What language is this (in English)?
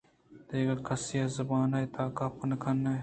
Eastern Balochi